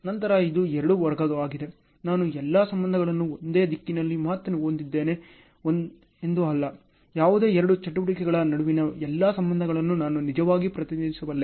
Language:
Kannada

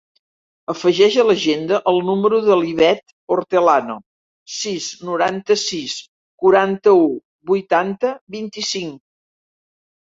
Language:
Catalan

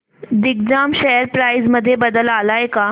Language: Marathi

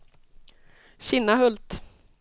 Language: Swedish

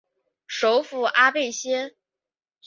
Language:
Chinese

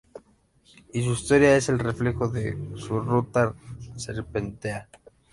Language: Spanish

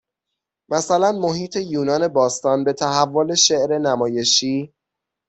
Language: Persian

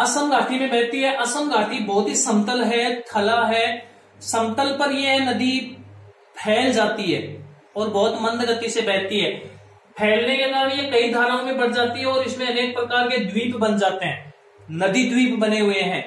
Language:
Hindi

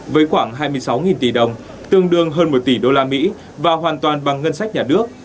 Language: Vietnamese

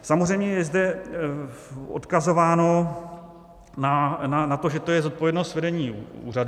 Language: Czech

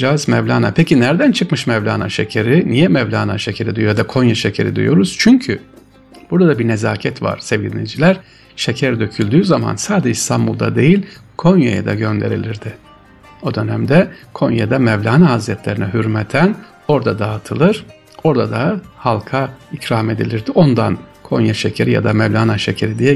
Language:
Turkish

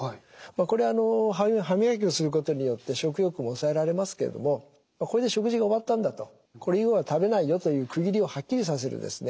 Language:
Japanese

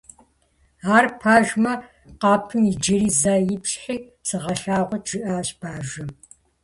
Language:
Kabardian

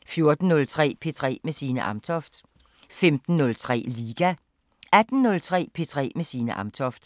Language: Danish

